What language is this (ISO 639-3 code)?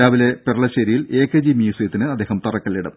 mal